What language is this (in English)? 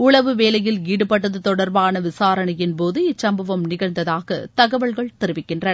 Tamil